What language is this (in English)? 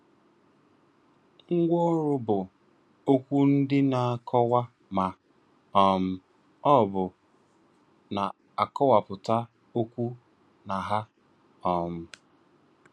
Igbo